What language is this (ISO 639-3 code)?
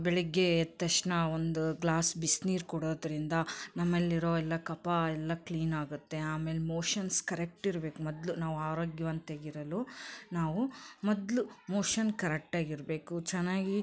kan